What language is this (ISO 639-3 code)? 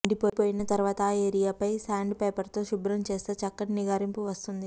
tel